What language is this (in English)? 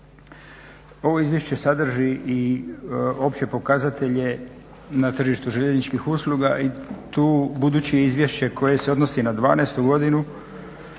Croatian